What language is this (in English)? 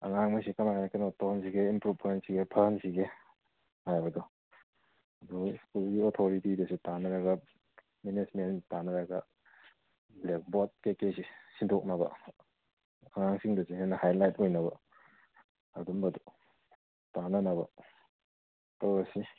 Manipuri